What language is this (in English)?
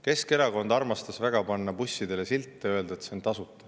Estonian